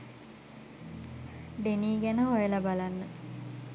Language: Sinhala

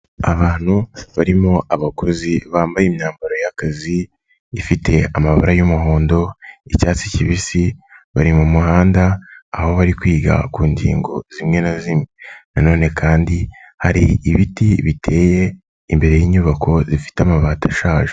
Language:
Kinyarwanda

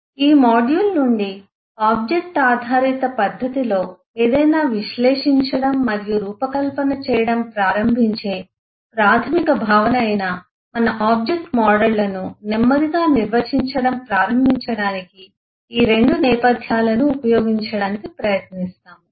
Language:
Telugu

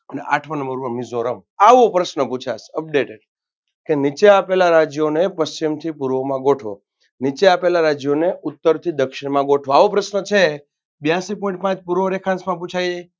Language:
Gujarati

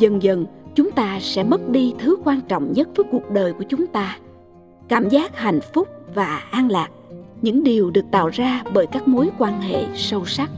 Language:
Vietnamese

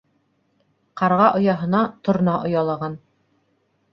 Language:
Bashkir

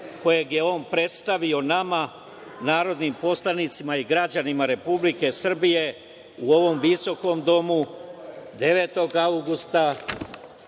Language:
Serbian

